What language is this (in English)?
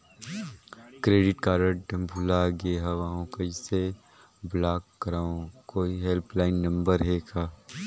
Chhattisgarhi